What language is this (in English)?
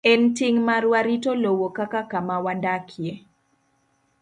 Luo (Kenya and Tanzania)